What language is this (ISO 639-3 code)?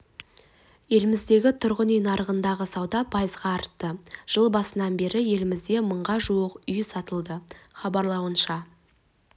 kaz